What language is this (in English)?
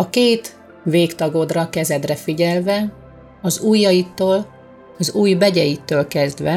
Hungarian